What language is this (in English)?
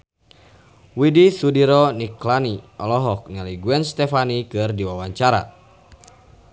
Sundanese